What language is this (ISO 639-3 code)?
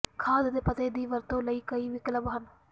pan